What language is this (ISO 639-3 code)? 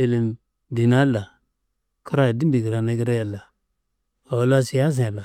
kbl